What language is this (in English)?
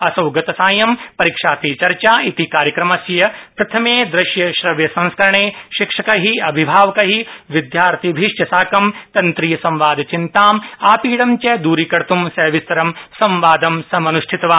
Sanskrit